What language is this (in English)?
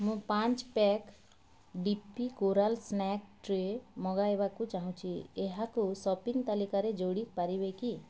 Odia